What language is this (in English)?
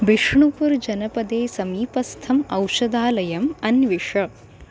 Sanskrit